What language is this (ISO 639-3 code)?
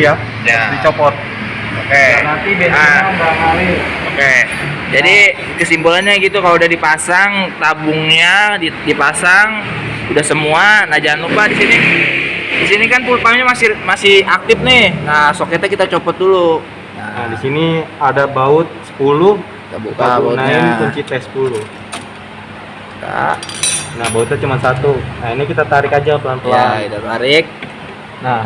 ind